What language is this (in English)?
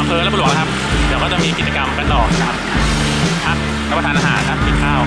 Thai